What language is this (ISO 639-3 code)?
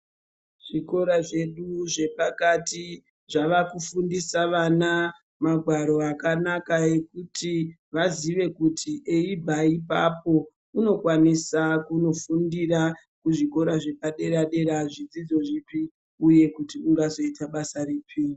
ndc